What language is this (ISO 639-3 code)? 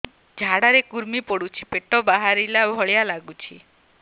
ori